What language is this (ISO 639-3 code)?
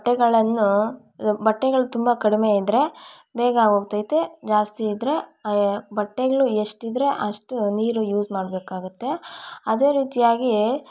kan